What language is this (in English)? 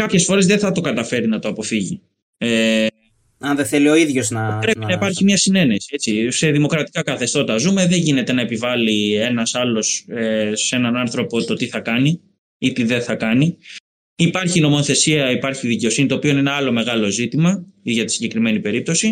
Greek